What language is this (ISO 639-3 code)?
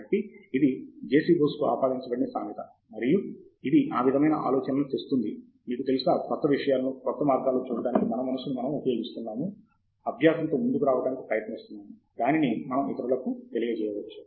tel